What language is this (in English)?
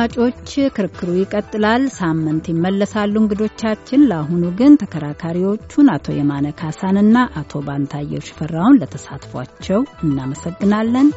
Amharic